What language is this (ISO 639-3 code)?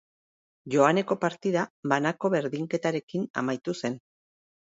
eus